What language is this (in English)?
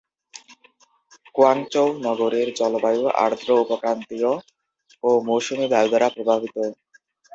Bangla